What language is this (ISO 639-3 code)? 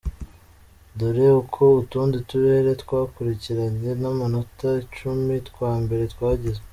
kin